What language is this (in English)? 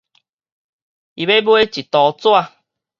Min Nan Chinese